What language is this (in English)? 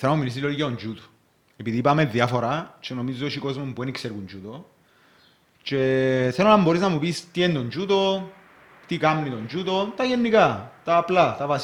Greek